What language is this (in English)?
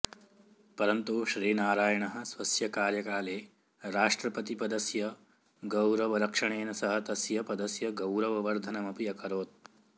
Sanskrit